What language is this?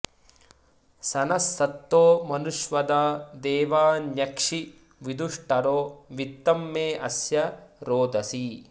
Sanskrit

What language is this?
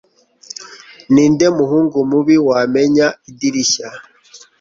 Kinyarwanda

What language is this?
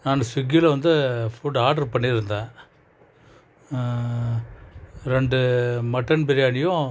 Tamil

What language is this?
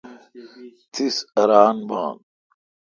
Kalkoti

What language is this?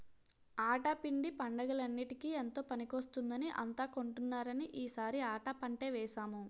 Telugu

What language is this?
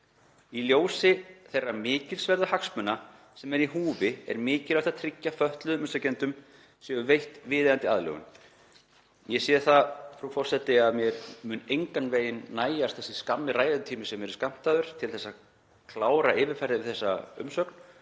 Icelandic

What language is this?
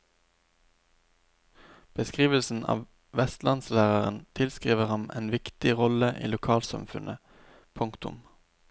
Norwegian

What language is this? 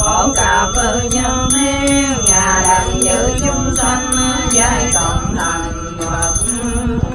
Vietnamese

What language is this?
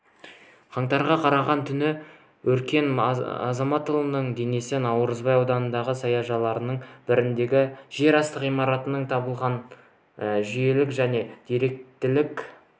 Kazakh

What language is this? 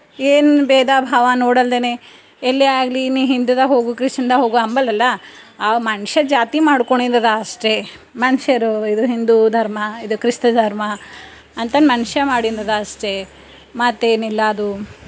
Kannada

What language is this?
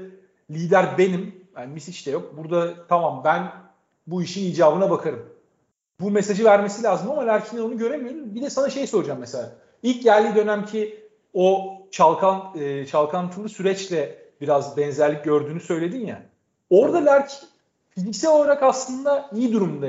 Turkish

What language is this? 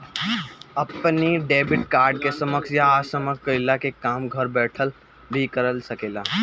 Bhojpuri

